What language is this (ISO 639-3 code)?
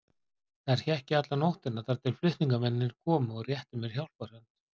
isl